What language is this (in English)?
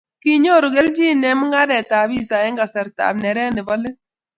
Kalenjin